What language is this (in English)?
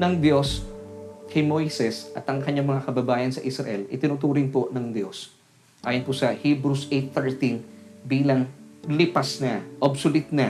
Filipino